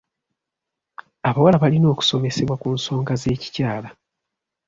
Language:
Ganda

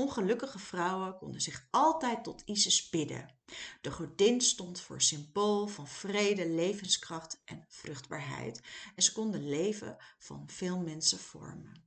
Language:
Dutch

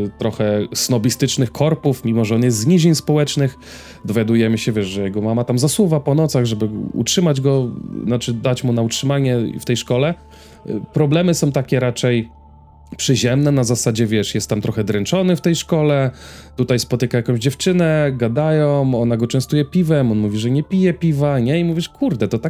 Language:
Polish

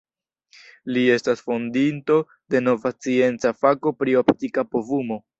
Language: Esperanto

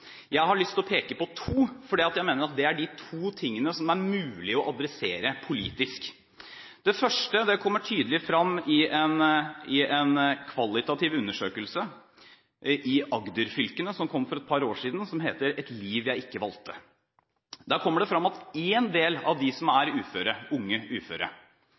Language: Norwegian Bokmål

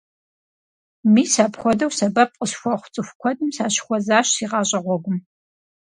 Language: Kabardian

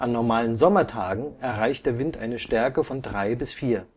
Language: German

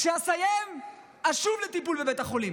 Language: Hebrew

